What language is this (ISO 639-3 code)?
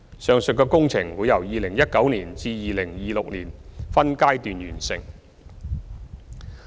yue